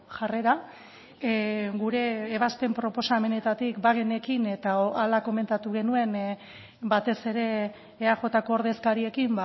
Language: Basque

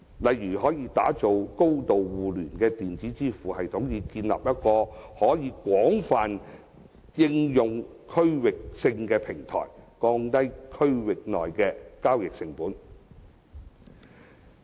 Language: Cantonese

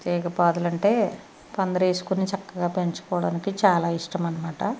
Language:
Telugu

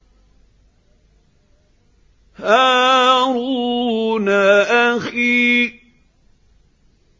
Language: Arabic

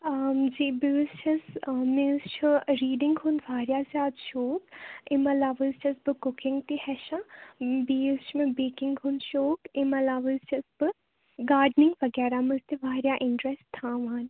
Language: Kashmiri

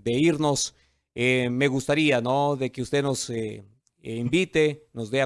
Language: Spanish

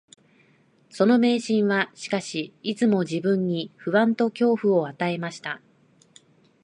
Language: Japanese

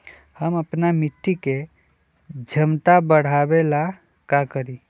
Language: Magahi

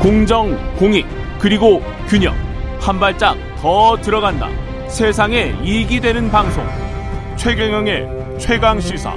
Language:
Korean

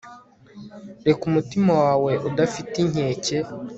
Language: Kinyarwanda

